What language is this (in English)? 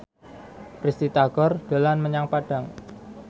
Javanese